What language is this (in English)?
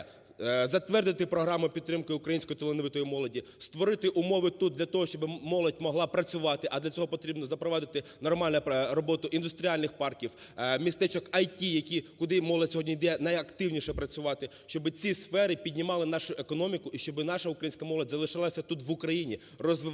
Ukrainian